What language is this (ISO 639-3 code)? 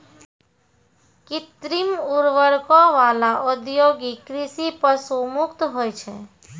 mai